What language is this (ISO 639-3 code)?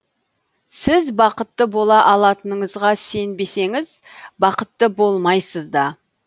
kaz